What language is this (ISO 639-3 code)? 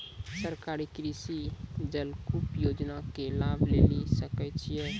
mai